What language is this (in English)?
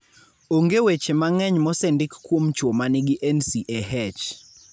Luo (Kenya and Tanzania)